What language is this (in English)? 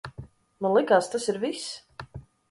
Latvian